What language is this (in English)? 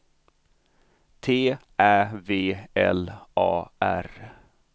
Swedish